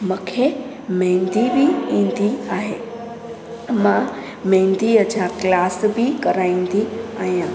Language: Sindhi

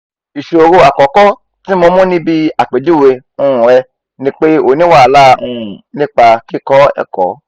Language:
Yoruba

